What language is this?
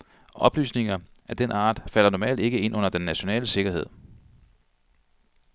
Danish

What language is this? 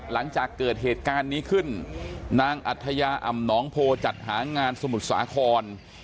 Thai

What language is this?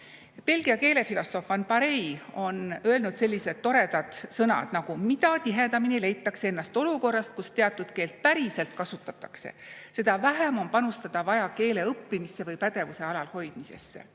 Estonian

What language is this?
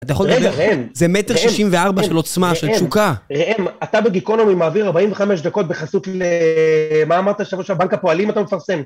Hebrew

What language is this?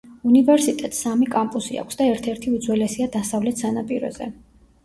Georgian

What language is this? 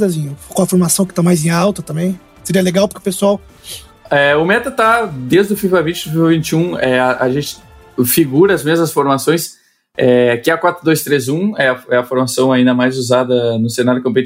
Portuguese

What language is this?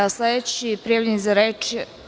Serbian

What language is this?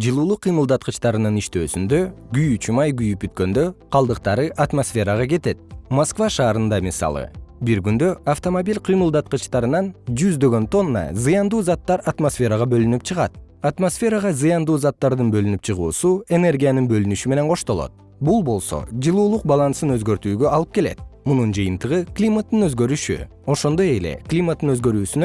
Kyrgyz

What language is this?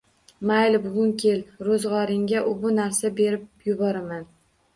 Uzbek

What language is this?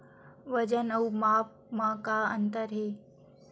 Chhattisgarhi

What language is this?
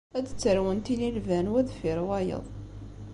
Kabyle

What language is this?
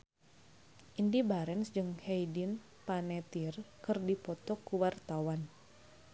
Sundanese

